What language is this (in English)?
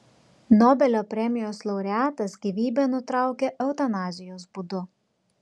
Lithuanian